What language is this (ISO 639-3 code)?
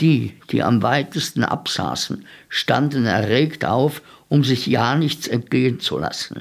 deu